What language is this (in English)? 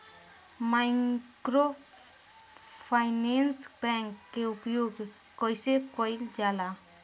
Bhojpuri